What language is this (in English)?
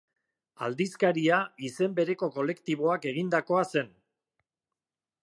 Basque